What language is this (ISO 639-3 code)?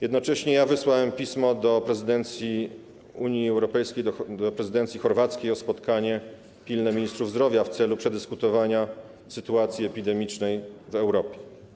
pol